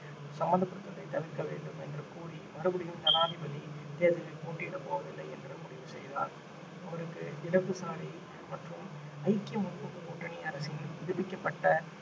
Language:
Tamil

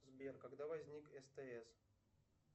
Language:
Russian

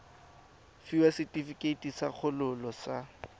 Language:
Tswana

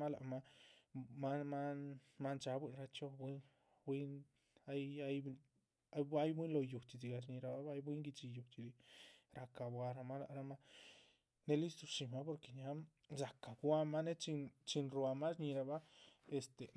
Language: Chichicapan Zapotec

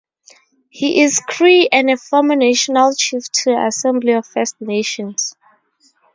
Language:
English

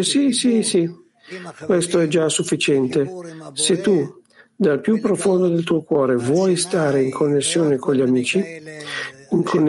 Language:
Italian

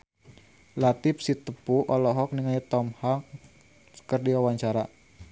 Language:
Sundanese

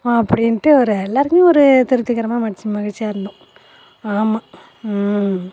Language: Tamil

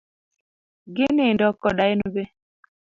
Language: Luo (Kenya and Tanzania)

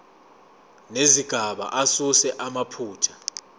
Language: Zulu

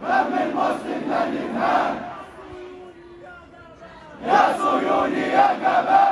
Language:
Arabic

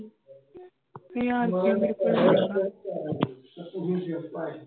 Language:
Punjabi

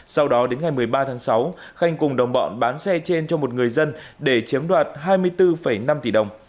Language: Vietnamese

